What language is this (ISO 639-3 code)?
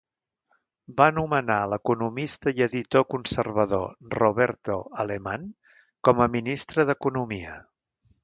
cat